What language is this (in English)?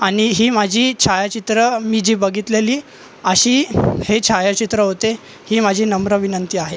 Marathi